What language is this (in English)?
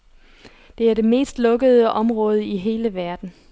Danish